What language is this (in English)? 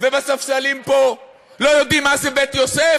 Hebrew